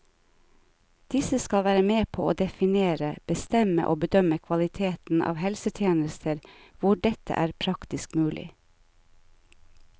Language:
Norwegian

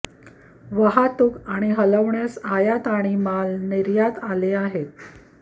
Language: Marathi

